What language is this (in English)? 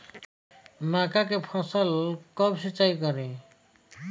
Bhojpuri